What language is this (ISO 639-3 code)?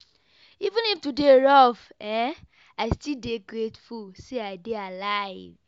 pcm